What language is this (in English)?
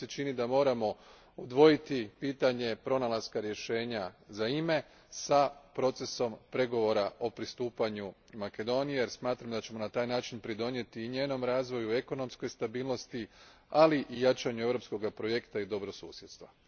Croatian